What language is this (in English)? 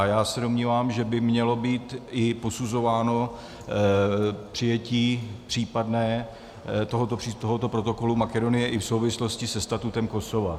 Czech